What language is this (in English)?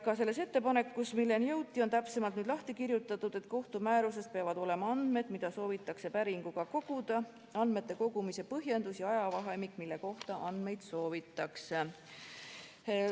Estonian